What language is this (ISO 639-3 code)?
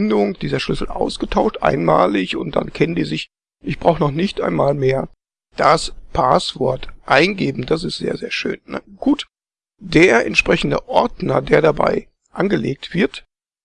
deu